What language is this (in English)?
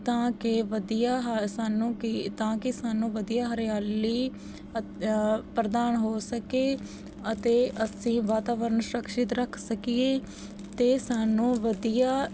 Punjabi